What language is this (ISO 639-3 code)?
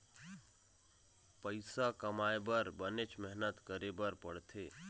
hne